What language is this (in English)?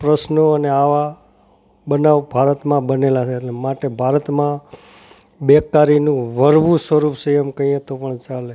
Gujarati